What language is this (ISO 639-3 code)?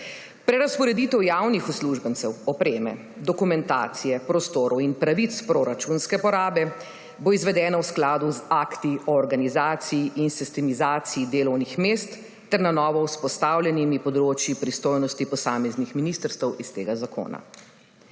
slv